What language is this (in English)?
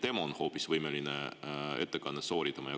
Estonian